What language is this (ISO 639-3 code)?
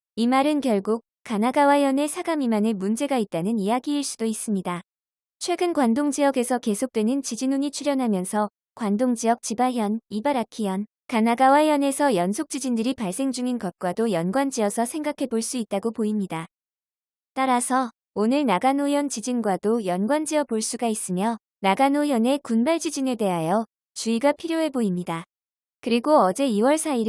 kor